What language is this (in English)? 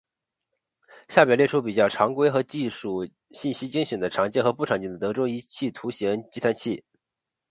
Chinese